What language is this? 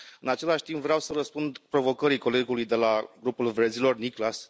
Romanian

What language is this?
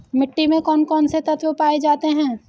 Hindi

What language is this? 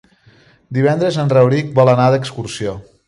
Catalan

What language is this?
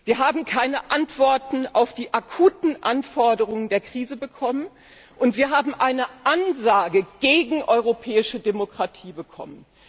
German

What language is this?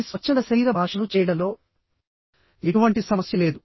Telugu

